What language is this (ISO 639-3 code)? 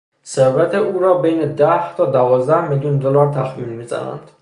fas